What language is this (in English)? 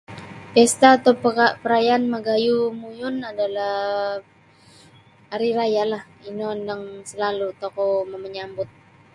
Sabah Bisaya